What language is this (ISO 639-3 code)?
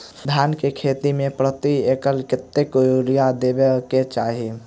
mai